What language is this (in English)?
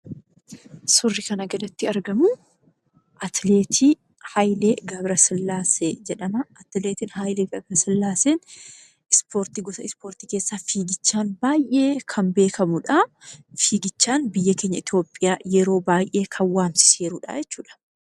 Oromo